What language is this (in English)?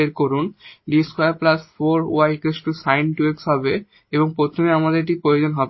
Bangla